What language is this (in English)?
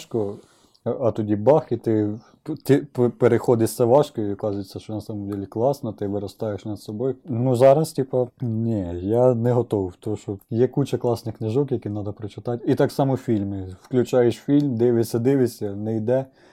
Ukrainian